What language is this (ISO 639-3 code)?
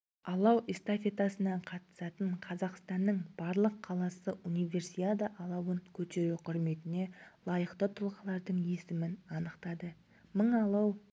kaz